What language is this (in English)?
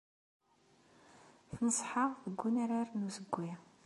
Kabyle